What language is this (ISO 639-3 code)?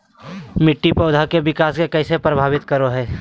mag